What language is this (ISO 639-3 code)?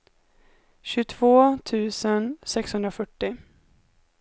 swe